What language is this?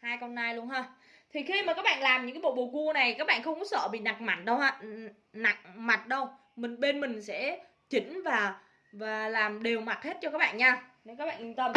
Vietnamese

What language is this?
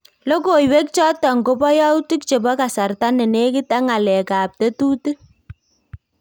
Kalenjin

